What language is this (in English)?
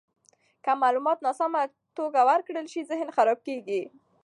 Pashto